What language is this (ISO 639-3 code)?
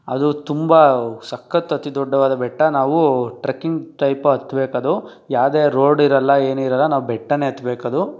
kan